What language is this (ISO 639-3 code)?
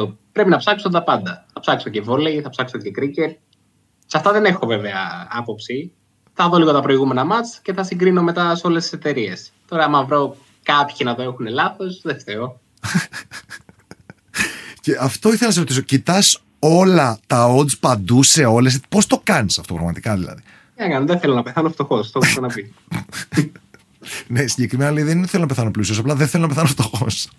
ell